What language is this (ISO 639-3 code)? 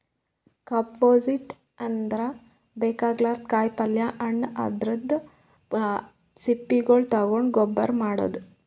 kan